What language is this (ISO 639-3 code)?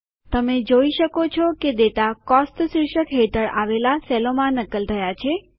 guj